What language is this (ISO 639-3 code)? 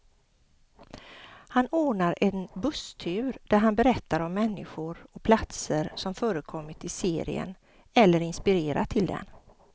swe